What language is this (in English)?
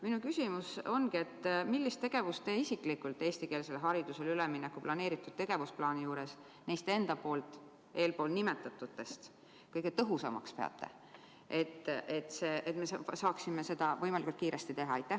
Estonian